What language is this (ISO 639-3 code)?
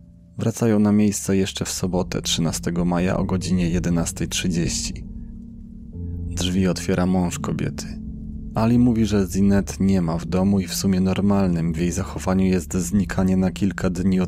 pol